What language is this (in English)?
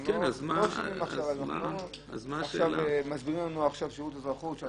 Hebrew